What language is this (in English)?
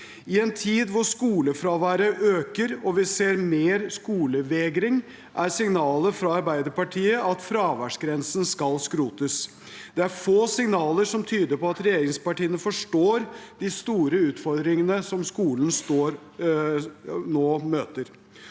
Norwegian